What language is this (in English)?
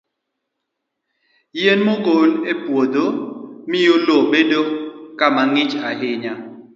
Luo (Kenya and Tanzania)